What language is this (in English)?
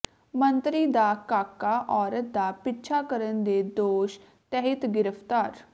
Punjabi